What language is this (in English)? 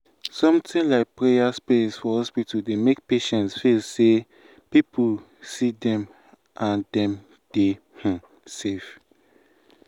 Nigerian Pidgin